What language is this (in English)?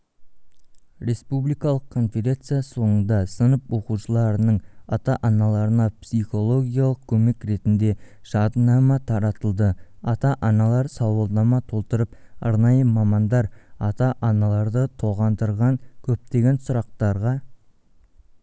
Kazakh